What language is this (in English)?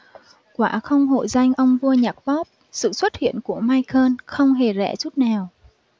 Vietnamese